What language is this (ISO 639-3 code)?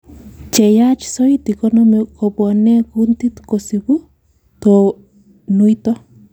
kln